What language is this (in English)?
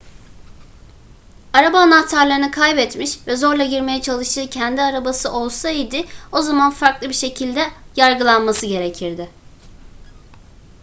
Turkish